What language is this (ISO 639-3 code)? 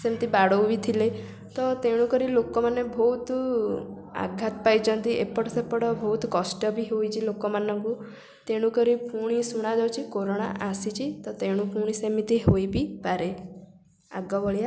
ori